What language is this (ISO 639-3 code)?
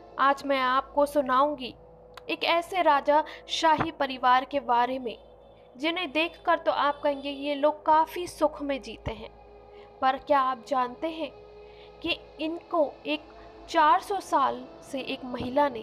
hin